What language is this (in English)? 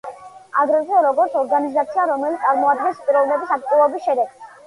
Georgian